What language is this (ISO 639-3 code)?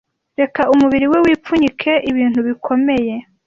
kin